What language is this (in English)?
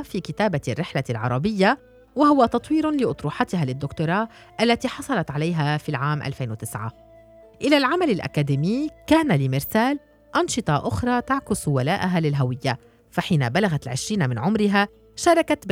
Arabic